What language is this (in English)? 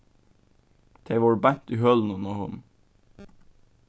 Faroese